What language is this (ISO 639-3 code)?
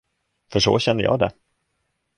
swe